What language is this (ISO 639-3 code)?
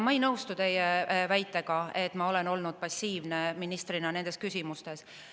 est